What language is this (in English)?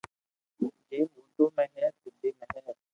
Loarki